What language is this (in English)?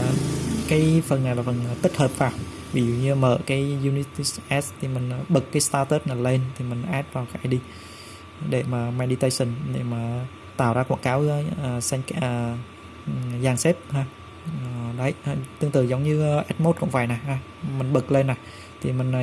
Vietnamese